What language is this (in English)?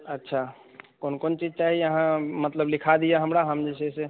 Maithili